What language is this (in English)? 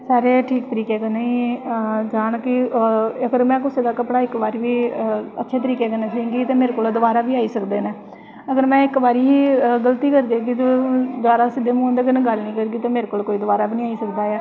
Dogri